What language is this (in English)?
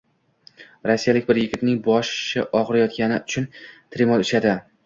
Uzbek